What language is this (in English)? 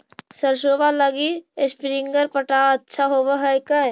Magahi